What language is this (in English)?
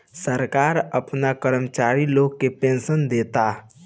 Bhojpuri